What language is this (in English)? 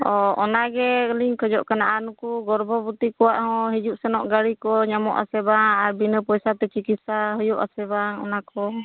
Santali